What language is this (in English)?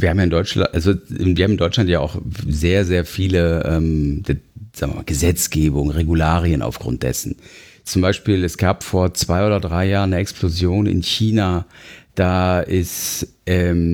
German